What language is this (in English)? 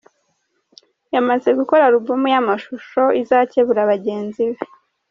Kinyarwanda